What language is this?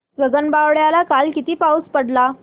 Marathi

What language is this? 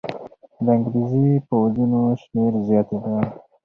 Pashto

